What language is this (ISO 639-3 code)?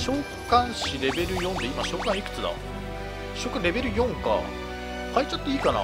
jpn